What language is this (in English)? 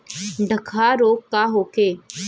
Bhojpuri